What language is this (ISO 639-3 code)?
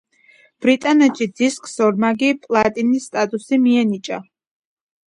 kat